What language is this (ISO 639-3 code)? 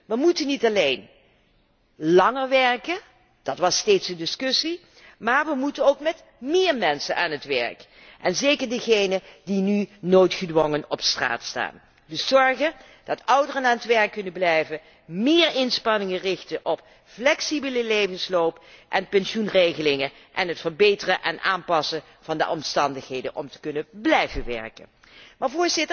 nld